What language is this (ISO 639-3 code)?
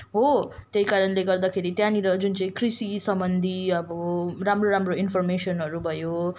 nep